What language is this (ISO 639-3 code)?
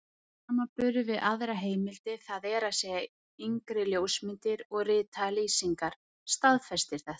isl